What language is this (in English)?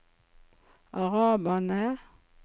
Norwegian